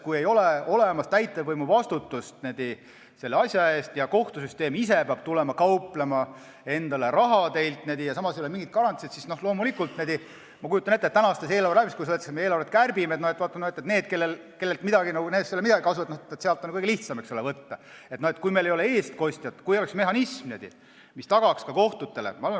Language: Estonian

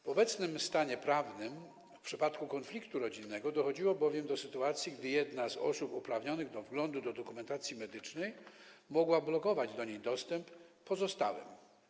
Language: Polish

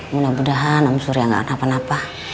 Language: Indonesian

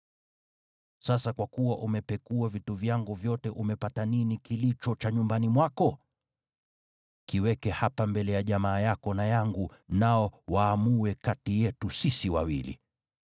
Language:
Swahili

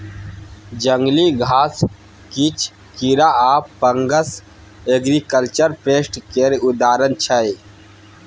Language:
Maithili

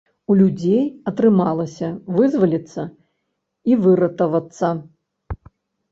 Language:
Belarusian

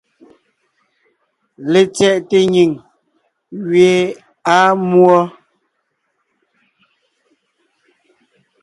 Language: Ngiemboon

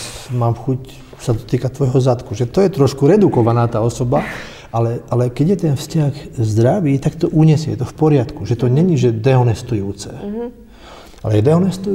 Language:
Slovak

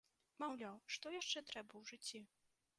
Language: Belarusian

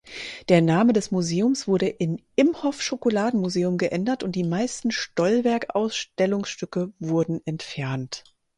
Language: German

